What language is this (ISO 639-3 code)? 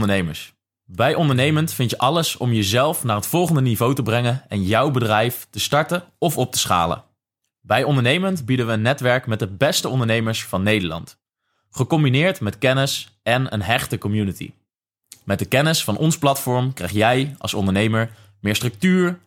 nld